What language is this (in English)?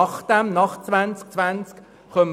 Swiss German